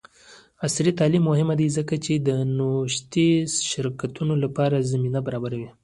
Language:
Pashto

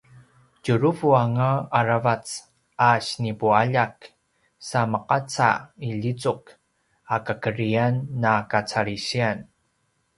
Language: Paiwan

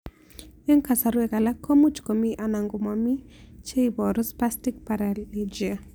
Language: Kalenjin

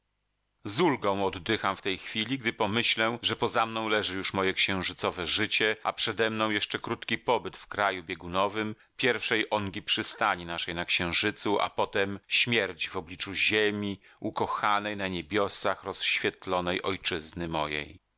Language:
Polish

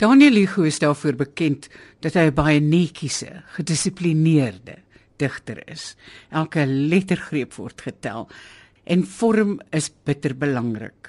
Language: Dutch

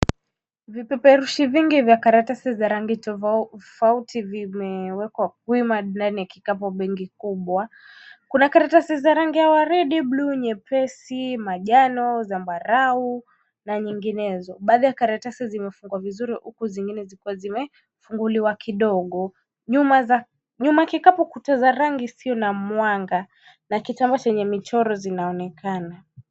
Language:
Swahili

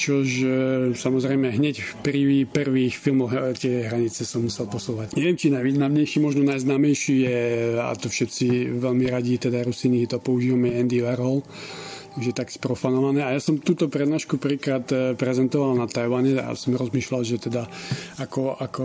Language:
Slovak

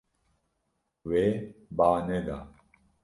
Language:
Kurdish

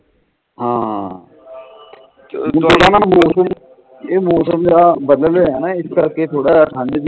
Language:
Punjabi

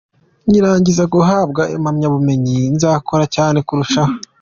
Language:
Kinyarwanda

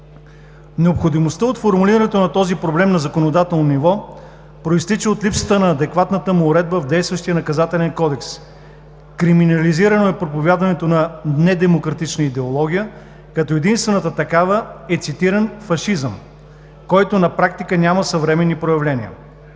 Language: Bulgarian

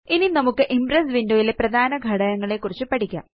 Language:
Malayalam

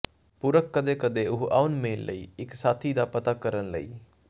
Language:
Punjabi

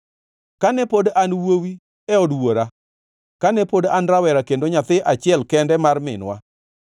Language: Luo (Kenya and Tanzania)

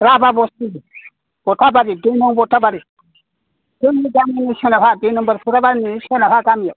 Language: Bodo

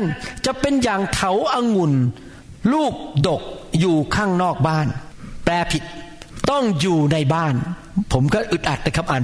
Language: Thai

